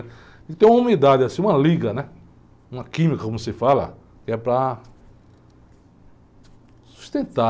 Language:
Portuguese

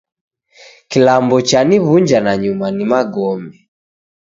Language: Taita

